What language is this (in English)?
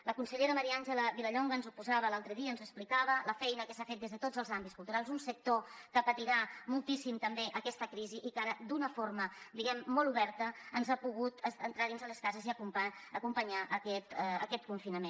Catalan